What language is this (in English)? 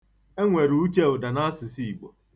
Igbo